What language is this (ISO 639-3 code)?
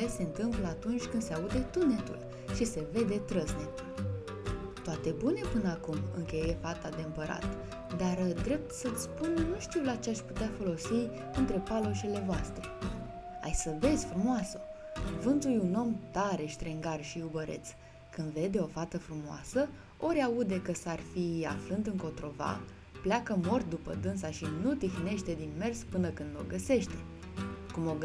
ron